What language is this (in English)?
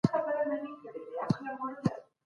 Pashto